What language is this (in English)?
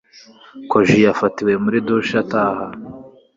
Kinyarwanda